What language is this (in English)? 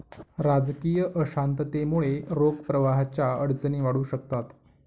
Marathi